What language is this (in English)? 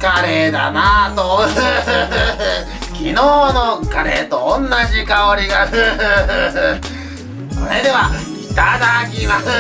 Japanese